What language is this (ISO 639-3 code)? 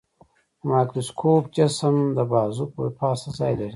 pus